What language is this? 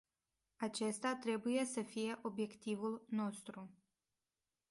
Romanian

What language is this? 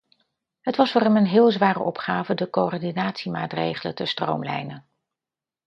Dutch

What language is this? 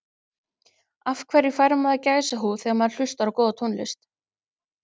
Icelandic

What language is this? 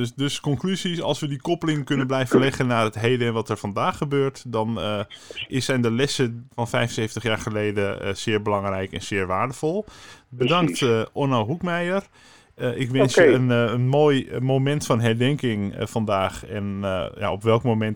Dutch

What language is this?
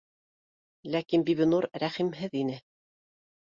Bashkir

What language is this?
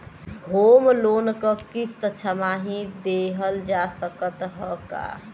Bhojpuri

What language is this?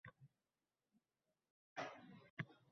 Uzbek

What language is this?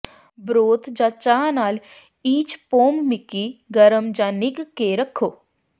Punjabi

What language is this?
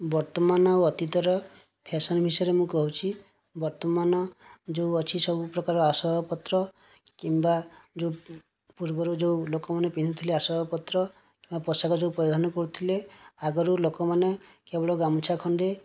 Odia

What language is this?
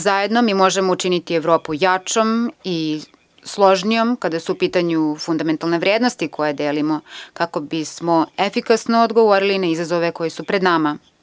Serbian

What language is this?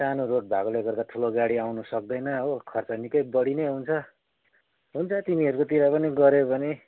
Nepali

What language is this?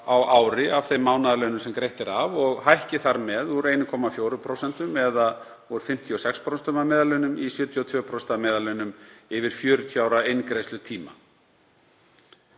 Icelandic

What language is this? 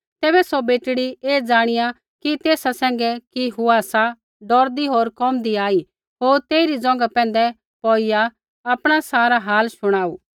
Kullu Pahari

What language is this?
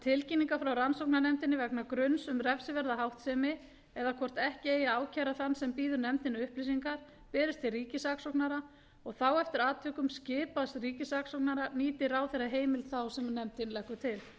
Icelandic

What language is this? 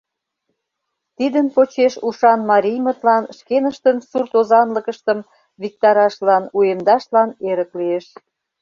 Mari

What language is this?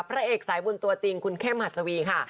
Thai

